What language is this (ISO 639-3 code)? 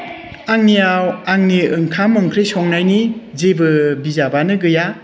brx